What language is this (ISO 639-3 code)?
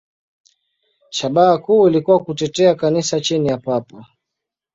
swa